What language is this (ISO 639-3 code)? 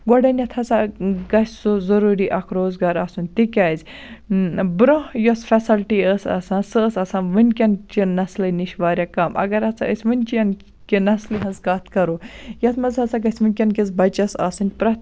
kas